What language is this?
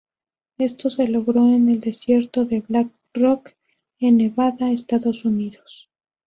Spanish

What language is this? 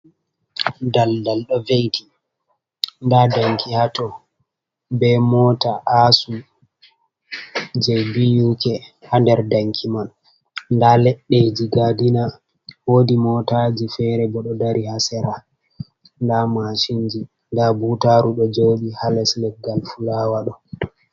Fula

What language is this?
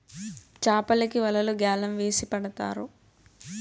Telugu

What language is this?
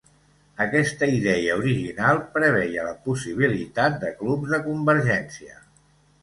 Catalan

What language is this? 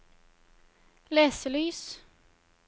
Norwegian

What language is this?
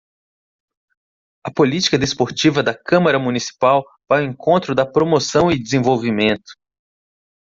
Portuguese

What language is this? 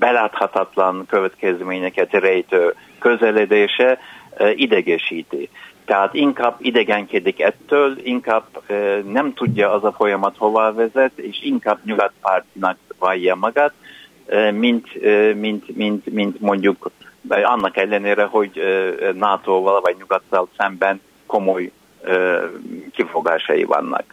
Hungarian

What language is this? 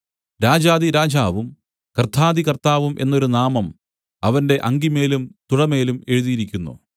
Malayalam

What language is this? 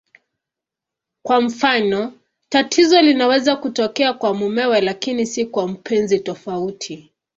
Swahili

